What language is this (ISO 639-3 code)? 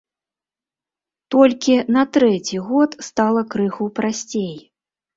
bel